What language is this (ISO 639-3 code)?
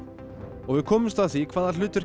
isl